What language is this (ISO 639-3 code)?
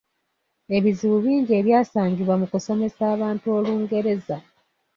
lug